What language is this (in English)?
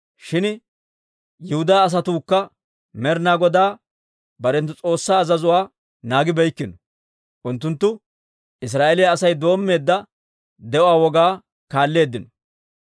Dawro